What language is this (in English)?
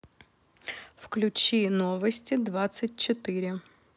Russian